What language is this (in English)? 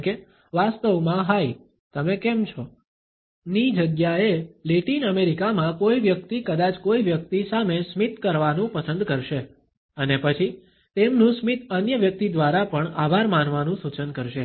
Gujarati